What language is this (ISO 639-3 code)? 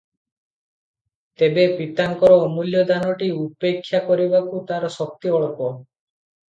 ori